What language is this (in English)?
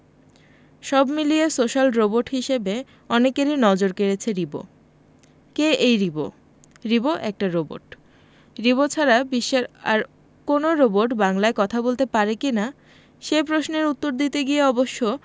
Bangla